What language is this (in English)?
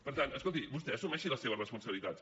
Catalan